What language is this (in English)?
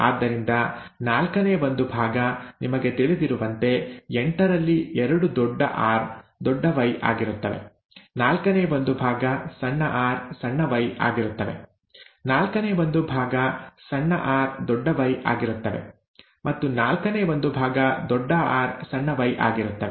Kannada